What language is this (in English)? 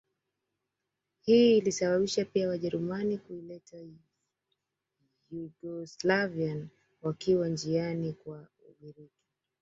Swahili